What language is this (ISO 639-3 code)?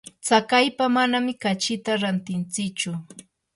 qur